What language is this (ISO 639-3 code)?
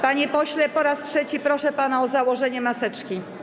pol